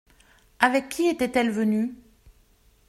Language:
French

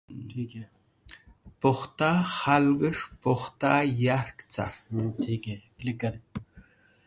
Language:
Wakhi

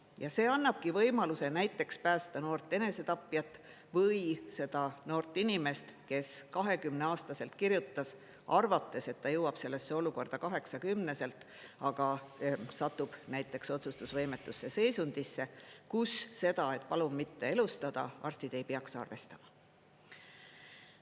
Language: Estonian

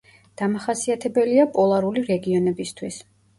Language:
Georgian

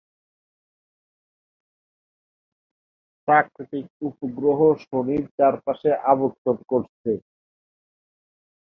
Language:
Bangla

